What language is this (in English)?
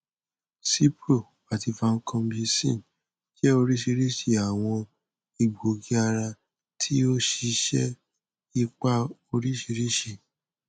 Yoruba